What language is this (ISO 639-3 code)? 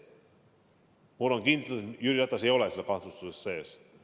est